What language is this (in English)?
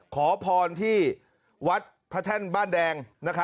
Thai